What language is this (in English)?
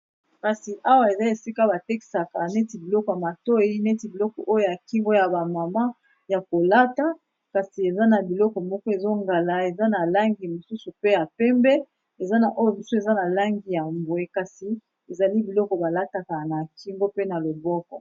Lingala